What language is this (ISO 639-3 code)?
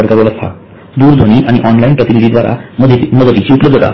mar